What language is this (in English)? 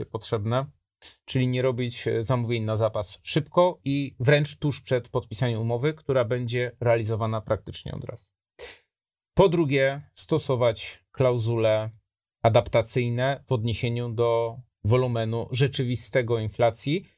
Polish